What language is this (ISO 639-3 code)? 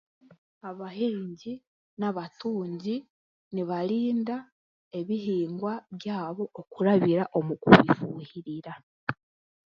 cgg